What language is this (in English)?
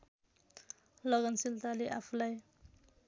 Nepali